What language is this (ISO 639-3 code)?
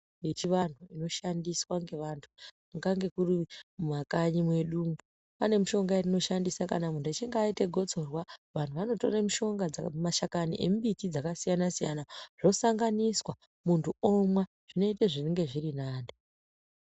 ndc